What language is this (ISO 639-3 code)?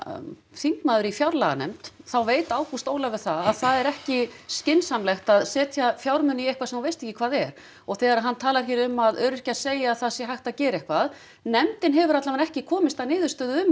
isl